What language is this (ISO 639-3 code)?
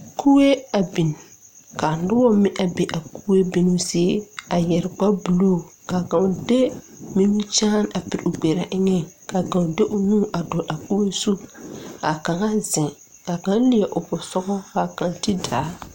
dga